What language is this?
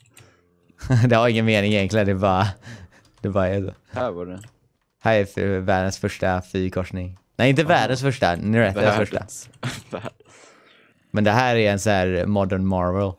Swedish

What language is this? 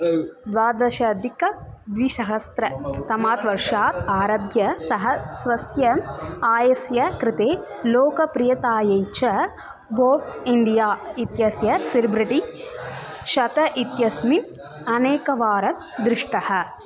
Sanskrit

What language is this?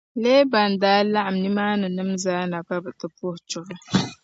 Dagbani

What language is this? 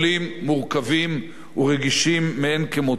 Hebrew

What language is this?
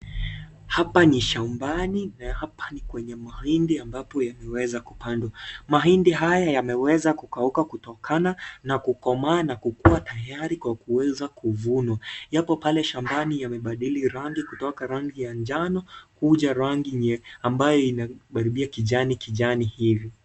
Swahili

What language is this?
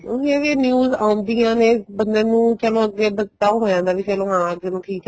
Punjabi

